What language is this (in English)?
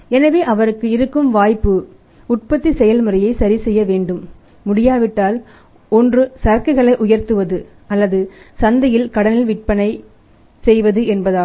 Tamil